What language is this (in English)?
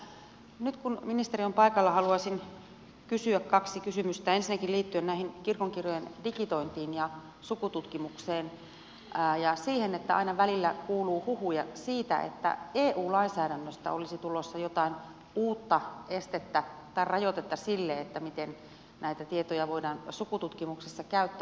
Finnish